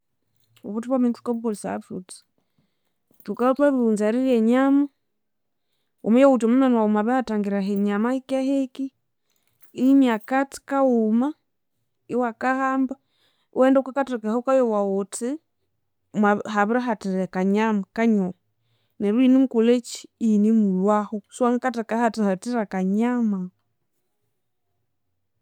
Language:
Konzo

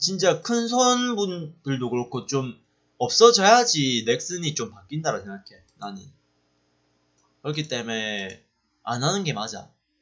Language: Korean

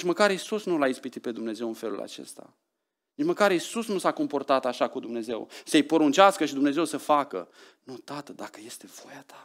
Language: Romanian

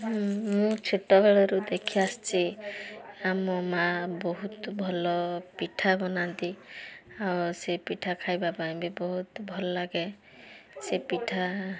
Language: Odia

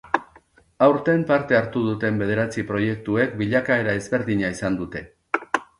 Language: Basque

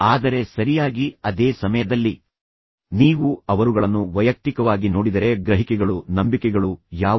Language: Kannada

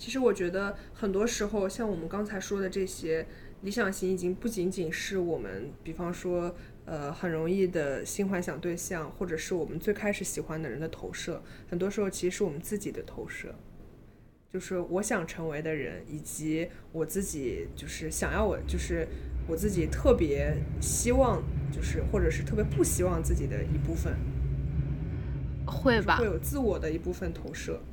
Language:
Chinese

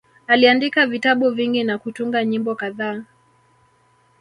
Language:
Swahili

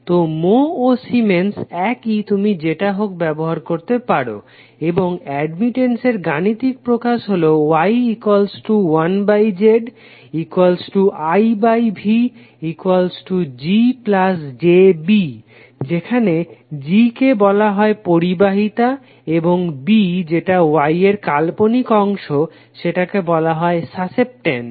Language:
Bangla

